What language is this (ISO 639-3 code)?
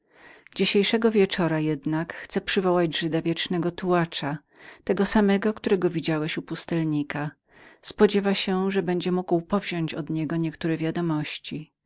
pol